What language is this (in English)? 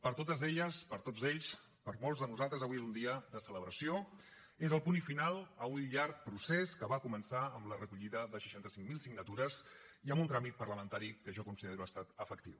Catalan